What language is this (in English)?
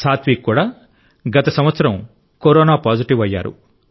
Telugu